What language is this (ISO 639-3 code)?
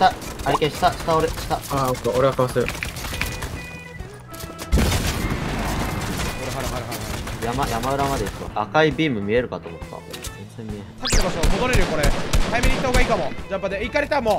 jpn